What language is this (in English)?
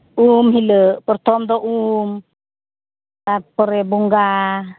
Santali